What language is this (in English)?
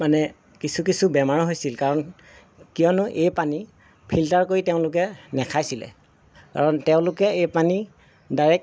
Assamese